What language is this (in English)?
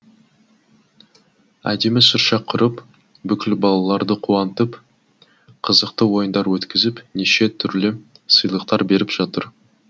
Kazakh